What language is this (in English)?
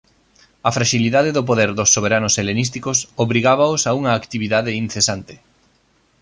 Galician